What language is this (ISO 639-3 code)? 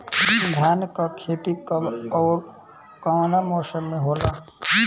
bho